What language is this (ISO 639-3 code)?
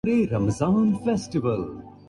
urd